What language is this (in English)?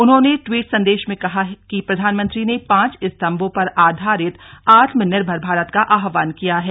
Hindi